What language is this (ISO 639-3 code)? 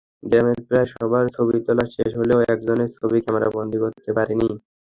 ben